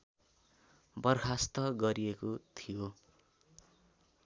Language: Nepali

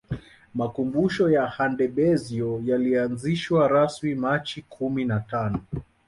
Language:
Swahili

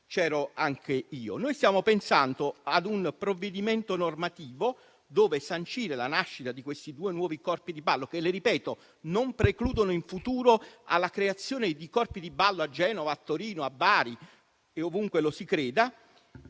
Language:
Italian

